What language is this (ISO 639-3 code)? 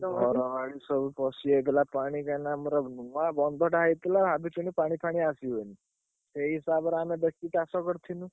ori